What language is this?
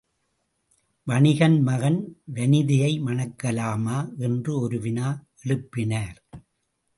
Tamil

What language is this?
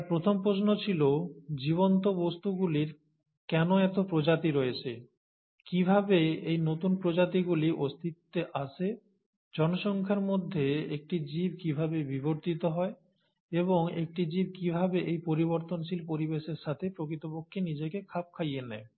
Bangla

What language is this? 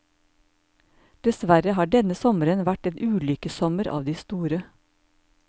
Norwegian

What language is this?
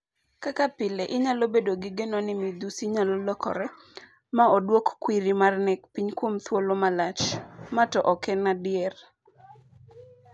Luo (Kenya and Tanzania)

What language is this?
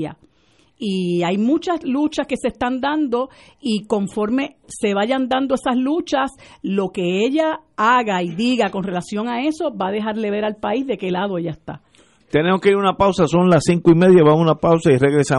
Spanish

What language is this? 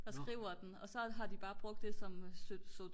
Danish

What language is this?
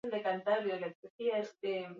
Basque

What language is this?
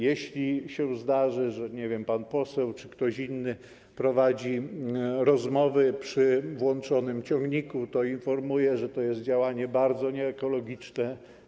Polish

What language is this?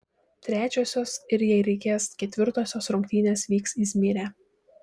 Lithuanian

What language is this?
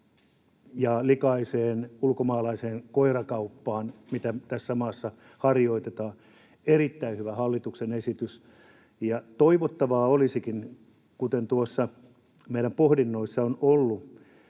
Finnish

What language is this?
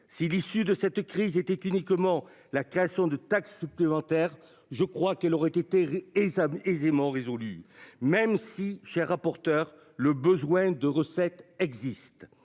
French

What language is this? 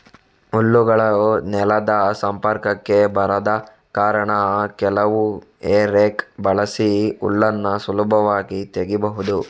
Kannada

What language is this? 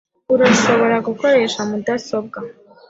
Kinyarwanda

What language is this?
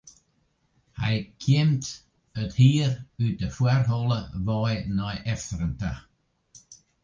Western Frisian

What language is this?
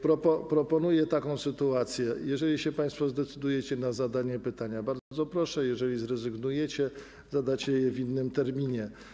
Polish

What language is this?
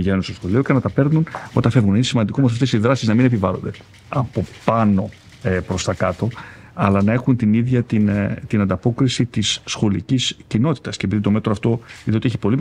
Greek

